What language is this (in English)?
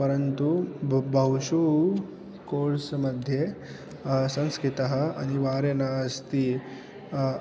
Sanskrit